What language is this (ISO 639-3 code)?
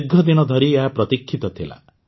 ori